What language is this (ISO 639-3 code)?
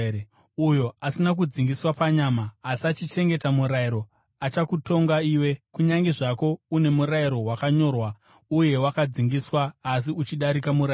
sna